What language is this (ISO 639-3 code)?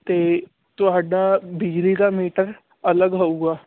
pan